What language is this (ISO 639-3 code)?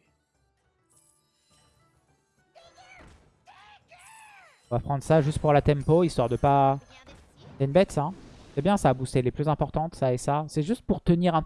fra